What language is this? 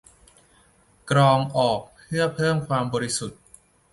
Thai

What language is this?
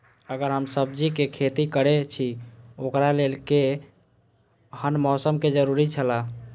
Maithili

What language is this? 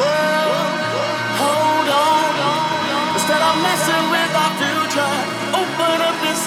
English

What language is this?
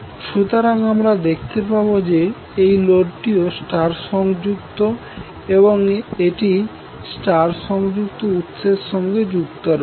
Bangla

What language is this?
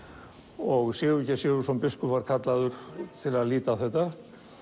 Icelandic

